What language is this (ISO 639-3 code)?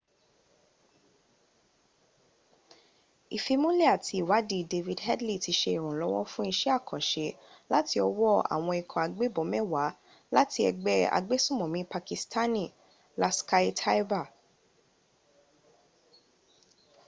yor